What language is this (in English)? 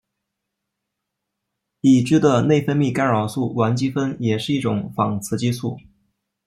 Chinese